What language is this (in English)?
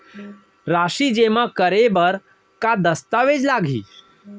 Chhattisgarhi